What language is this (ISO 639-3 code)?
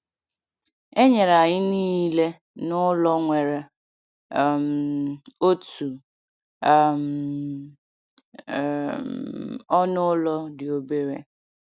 ibo